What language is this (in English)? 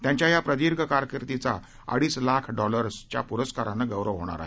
Marathi